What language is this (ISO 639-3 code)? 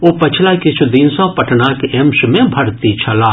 mai